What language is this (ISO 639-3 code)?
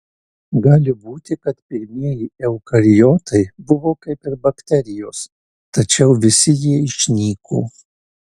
lit